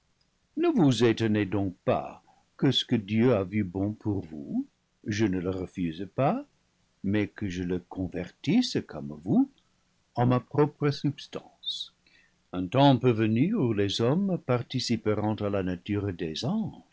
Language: French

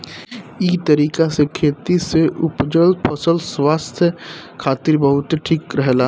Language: Bhojpuri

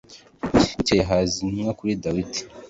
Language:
Kinyarwanda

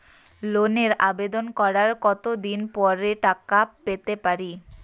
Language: Bangla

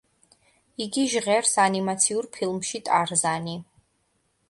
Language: Georgian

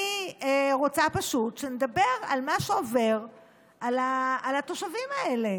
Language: Hebrew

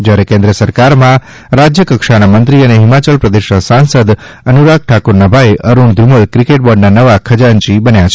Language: Gujarati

